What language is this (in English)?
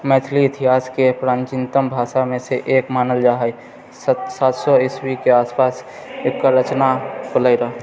Maithili